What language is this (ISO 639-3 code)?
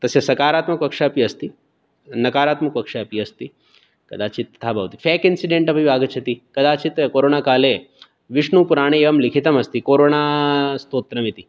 san